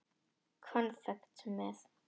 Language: Icelandic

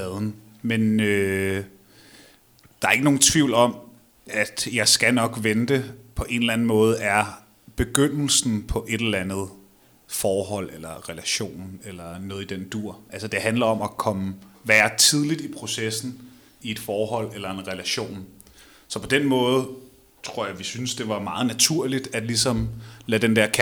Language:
Danish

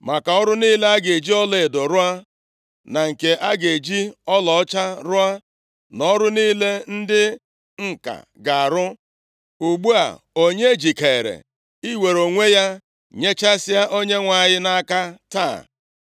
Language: Igbo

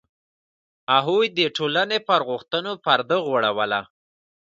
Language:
Pashto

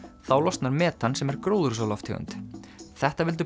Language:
Icelandic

